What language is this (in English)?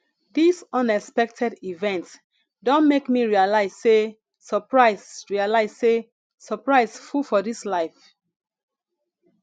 Nigerian Pidgin